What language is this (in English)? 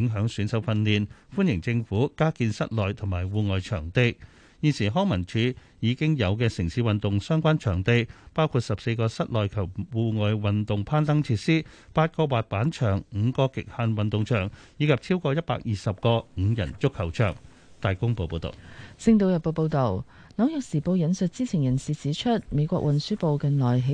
Chinese